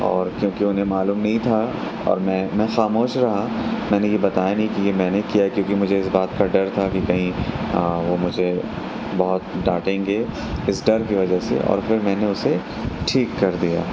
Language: Urdu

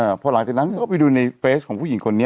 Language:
Thai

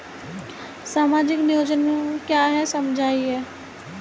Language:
Hindi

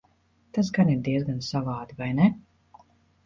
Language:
Latvian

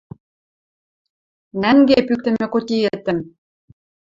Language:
Western Mari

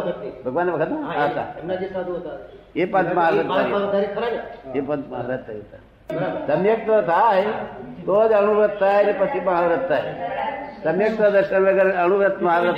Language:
Gujarati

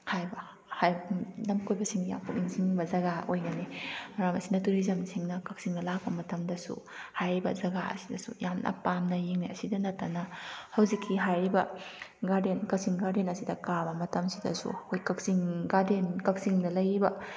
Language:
Manipuri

